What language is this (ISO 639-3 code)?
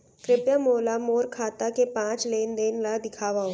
hne